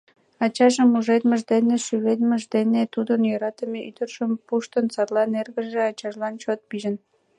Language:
Mari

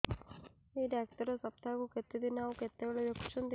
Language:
Odia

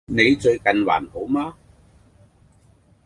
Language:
Cantonese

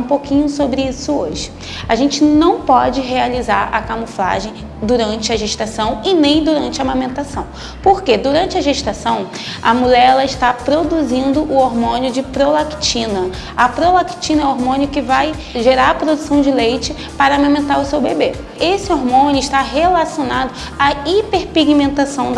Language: Portuguese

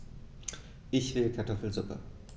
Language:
German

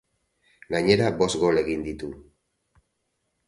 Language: Basque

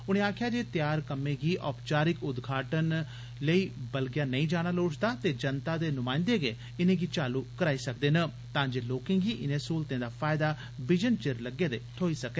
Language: Dogri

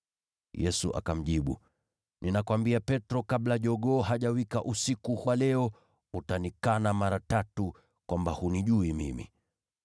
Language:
Swahili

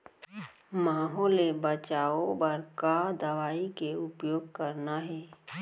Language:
Chhattisgarhi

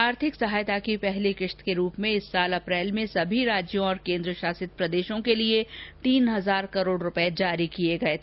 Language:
Hindi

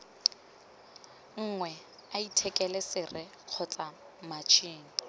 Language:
Tswana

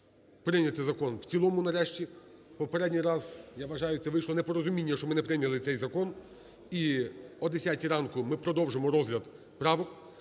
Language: Ukrainian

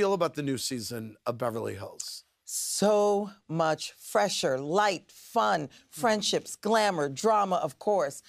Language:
English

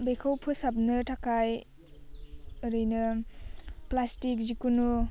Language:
Bodo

